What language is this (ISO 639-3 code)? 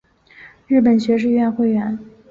zho